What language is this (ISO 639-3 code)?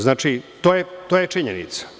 srp